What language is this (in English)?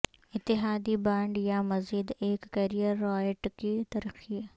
Urdu